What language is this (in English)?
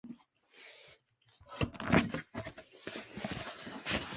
Japanese